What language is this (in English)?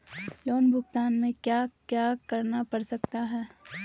Magahi